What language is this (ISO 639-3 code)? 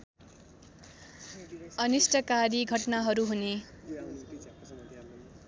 nep